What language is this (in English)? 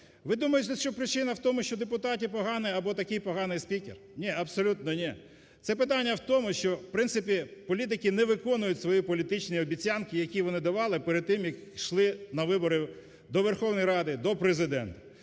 Ukrainian